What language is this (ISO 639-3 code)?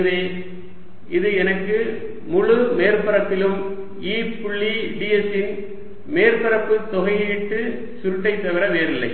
tam